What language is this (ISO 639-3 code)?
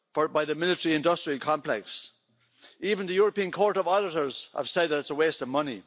eng